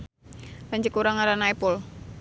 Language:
Sundanese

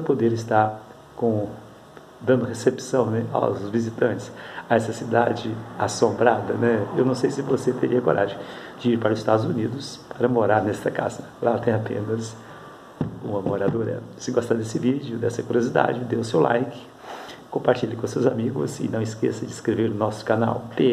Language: Portuguese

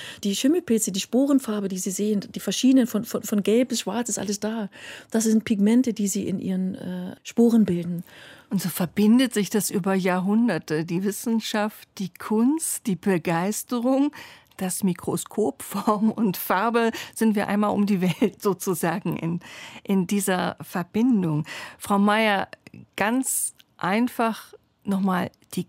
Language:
German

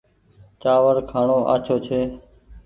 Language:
Goaria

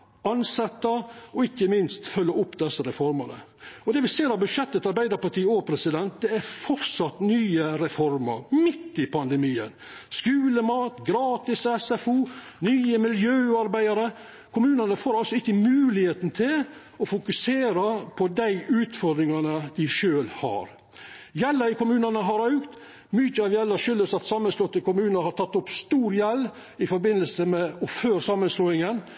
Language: Norwegian Nynorsk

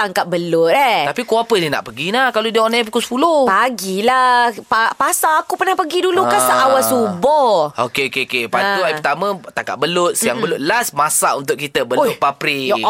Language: Malay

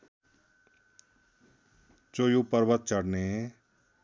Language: Nepali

